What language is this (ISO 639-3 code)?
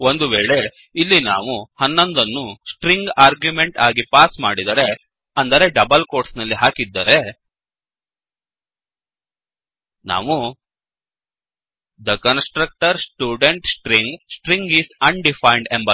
kan